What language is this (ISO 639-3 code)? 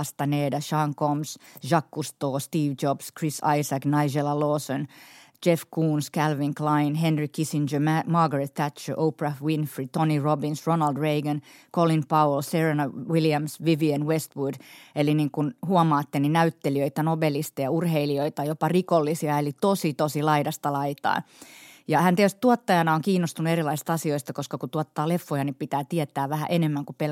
fin